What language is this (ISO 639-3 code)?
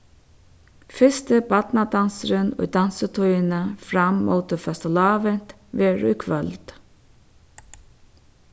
fao